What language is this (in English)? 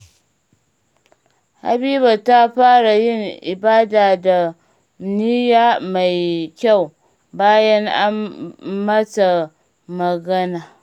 Hausa